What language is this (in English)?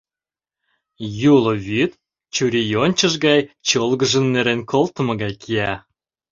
Mari